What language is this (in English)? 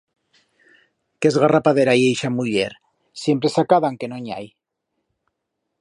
Aragonese